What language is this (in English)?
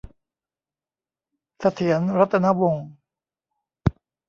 Thai